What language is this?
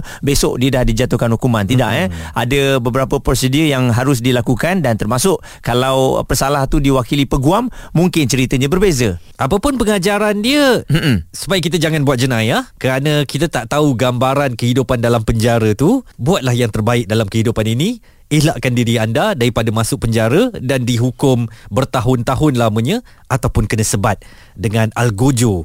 Malay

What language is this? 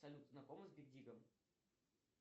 Russian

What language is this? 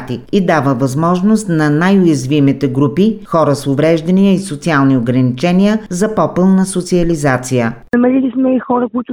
Bulgarian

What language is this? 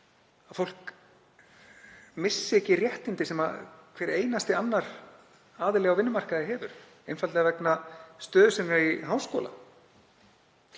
Icelandic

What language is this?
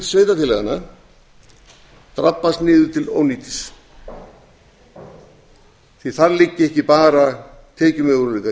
Icelandic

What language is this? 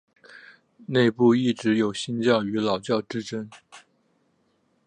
Chinese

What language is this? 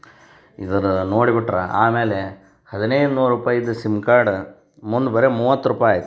Kannada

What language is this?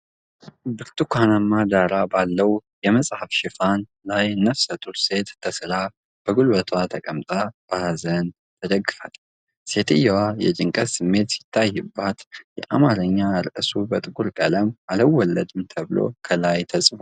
Amharic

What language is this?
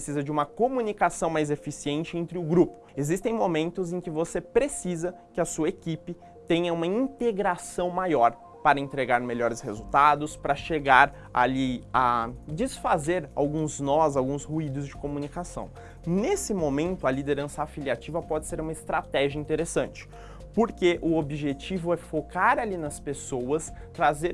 Portuguese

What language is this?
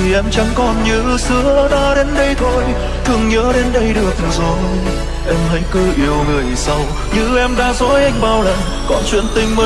Vietnamese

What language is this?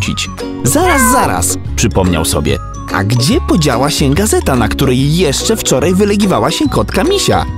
Polish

